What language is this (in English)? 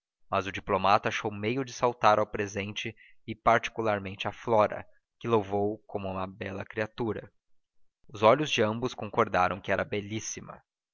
Portuguese